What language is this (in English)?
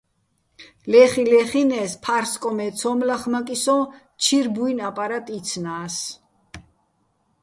Bats